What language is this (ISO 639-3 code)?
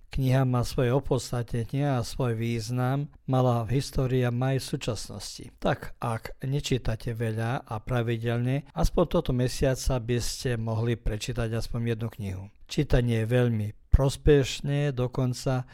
hrv